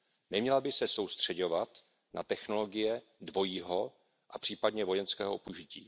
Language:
Czech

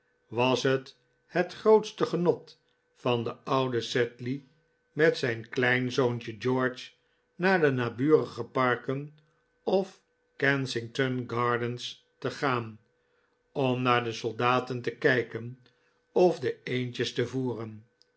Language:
Dutch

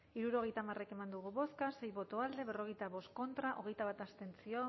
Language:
Basque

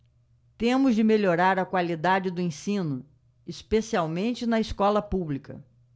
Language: Portuguese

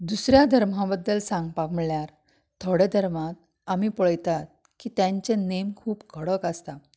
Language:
Konkani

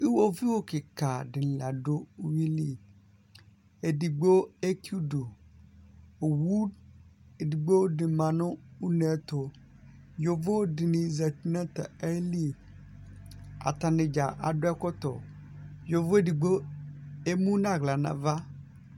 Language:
Ikposo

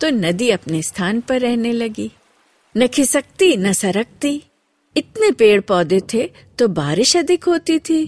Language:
Hindi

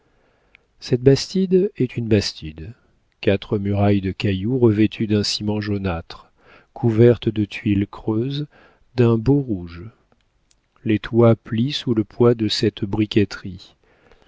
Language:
French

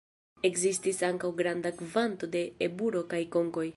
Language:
Esperanto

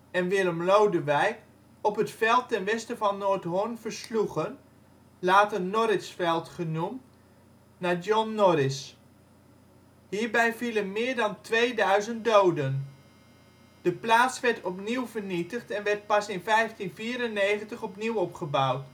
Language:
Dutch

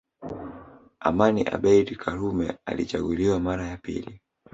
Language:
Swahili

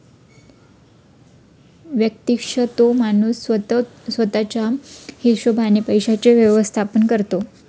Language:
Marathi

